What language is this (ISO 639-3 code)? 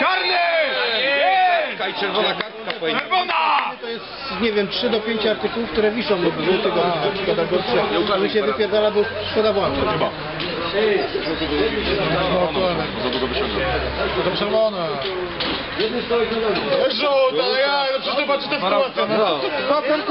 pol